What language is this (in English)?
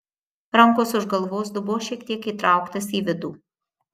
Lithuanian